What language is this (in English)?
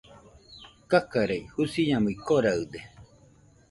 Nüpode Huitoto